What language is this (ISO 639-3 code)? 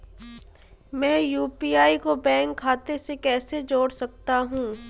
hin